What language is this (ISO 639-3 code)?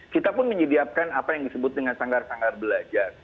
ind